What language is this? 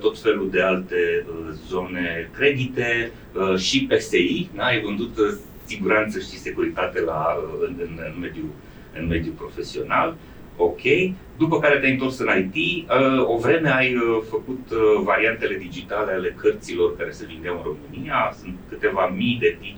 Romanian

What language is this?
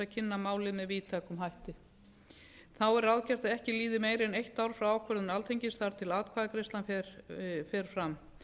Icelandic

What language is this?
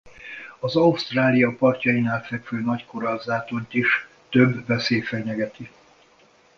Hungarian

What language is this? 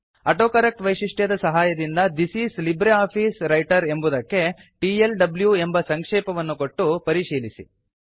Kannada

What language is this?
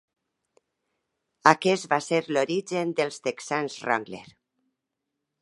Catalan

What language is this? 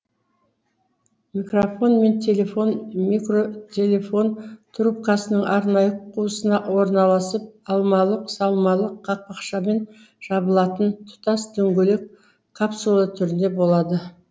Kazakh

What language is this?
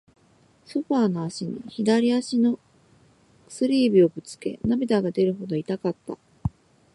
Japanese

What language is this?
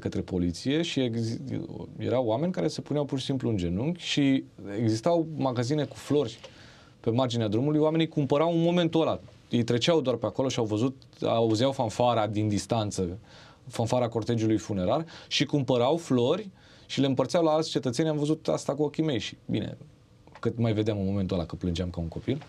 Romanian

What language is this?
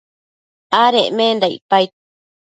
Matsés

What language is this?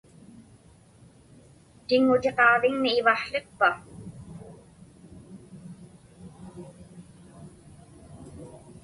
Inupiaq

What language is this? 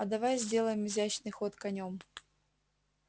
Russian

